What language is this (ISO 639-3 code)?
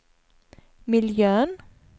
swe